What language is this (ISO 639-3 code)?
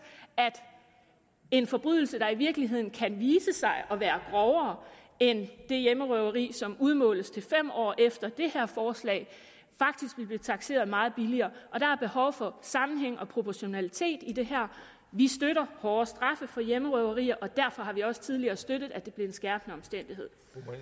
dan